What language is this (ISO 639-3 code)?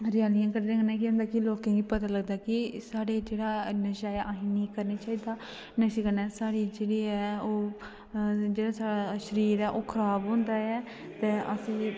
doi